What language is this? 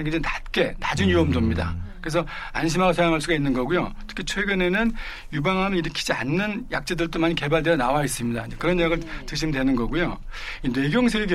Korean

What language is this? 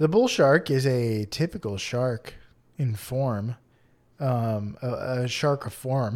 English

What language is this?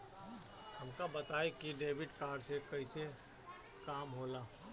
Bhojpuri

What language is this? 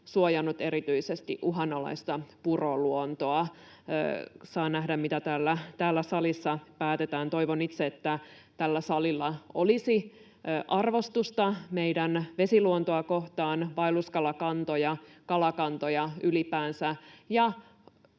Finnish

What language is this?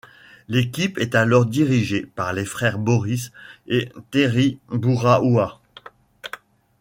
French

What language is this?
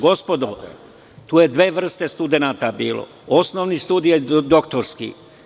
Serbian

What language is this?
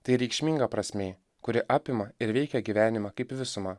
Lithuanian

